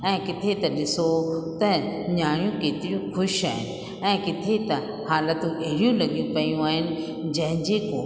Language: Sindhi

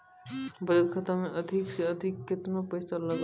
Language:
Maithili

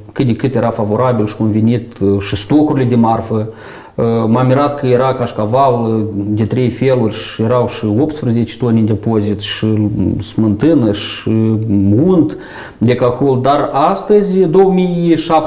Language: Romanian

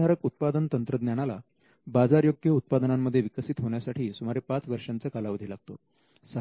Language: Marathi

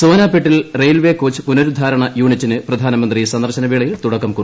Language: Malayalam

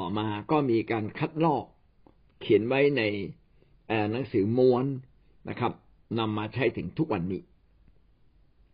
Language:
Thai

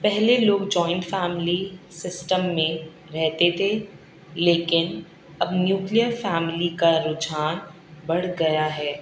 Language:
Urdu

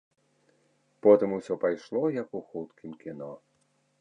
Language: Belarusian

